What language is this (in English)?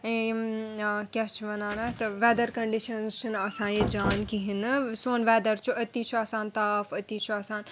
Kashmiri